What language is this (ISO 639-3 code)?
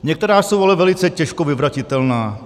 ces